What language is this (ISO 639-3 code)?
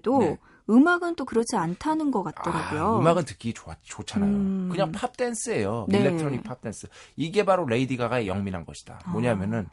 kor